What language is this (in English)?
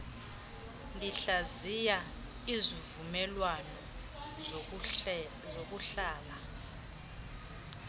Xhosa